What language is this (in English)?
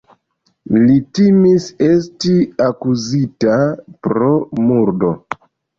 Esperanto